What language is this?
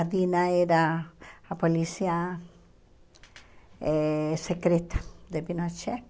Portuguese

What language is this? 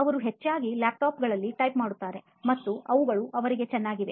Kannada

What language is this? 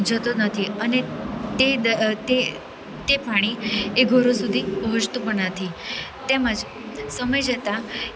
Gujarati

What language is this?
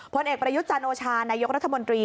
Thai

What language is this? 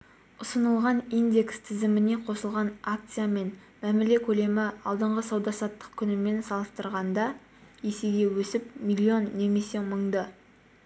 Kazakh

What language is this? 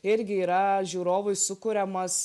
Lithuanian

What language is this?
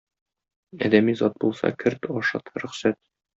Tatar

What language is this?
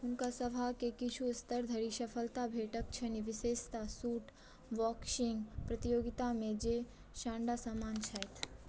Maithili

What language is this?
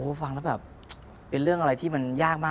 Thai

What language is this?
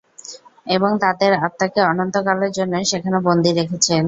Bangla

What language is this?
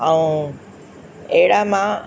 Sindhi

